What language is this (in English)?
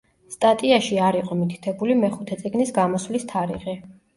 Georgian